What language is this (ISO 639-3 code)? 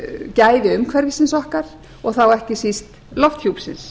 isl